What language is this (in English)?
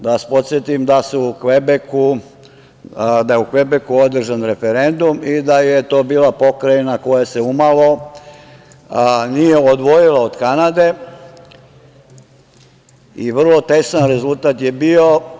Serbian